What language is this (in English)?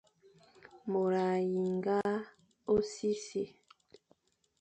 Fang